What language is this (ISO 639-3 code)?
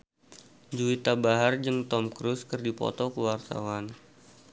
sun